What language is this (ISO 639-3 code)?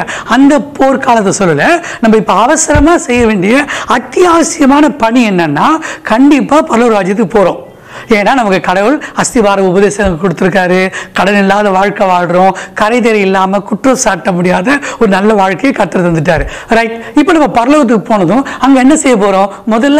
tur